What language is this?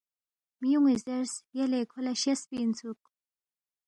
Balti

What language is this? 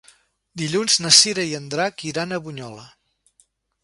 Catalan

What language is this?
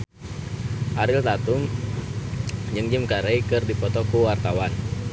Sundanese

